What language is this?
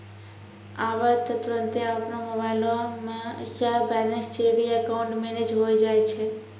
Maithili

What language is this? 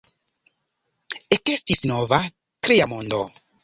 Esperanto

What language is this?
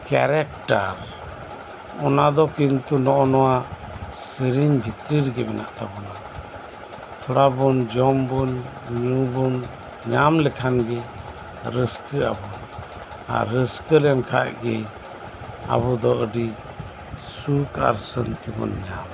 Santali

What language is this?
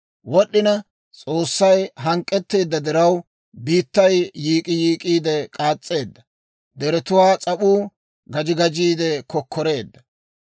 Dawro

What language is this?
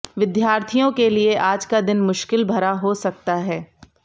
Hindi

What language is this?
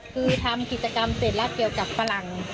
Thai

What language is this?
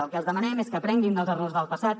Catalan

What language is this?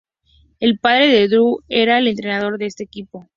Spanish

